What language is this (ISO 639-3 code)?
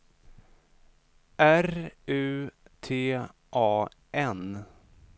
swe